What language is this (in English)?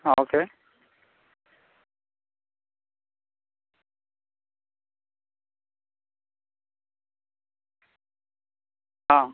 Malayalam